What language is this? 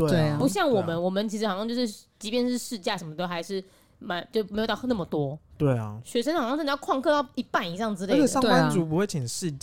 Chinese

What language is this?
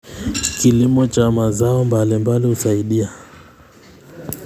Kalenjin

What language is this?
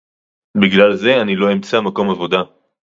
Hebrew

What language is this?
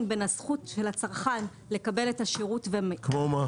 Hebrew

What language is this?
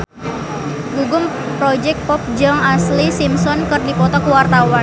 Sundanese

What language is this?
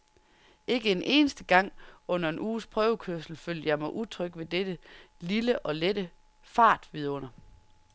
Danish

